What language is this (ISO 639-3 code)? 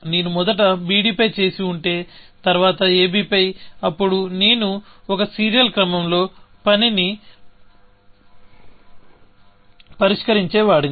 tel